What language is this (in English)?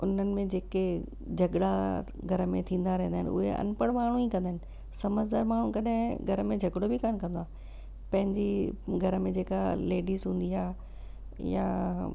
Sindhi